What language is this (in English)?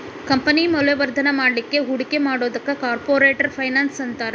Kannada